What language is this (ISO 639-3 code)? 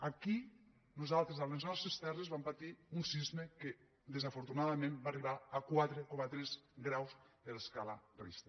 cat